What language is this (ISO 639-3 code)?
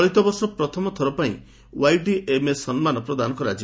ori